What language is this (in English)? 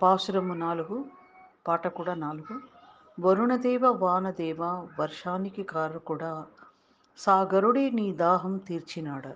Telugu